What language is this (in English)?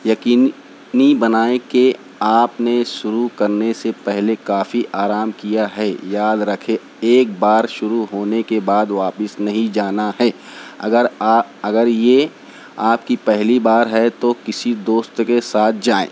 Urdu